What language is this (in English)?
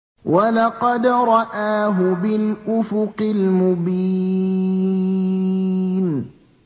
Arabic